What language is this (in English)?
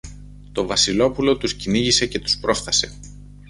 Greek